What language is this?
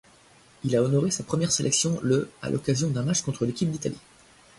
French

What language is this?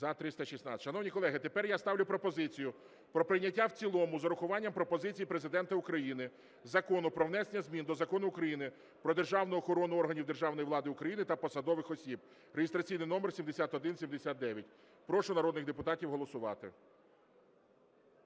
Ukrainian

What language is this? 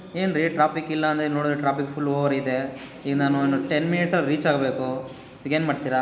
Kannada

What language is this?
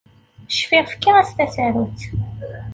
Kabyle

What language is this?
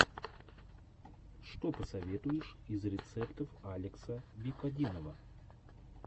Russian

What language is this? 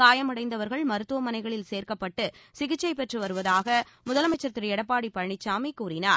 Tamil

